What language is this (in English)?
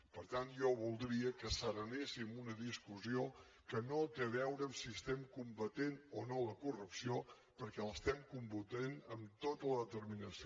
Catalan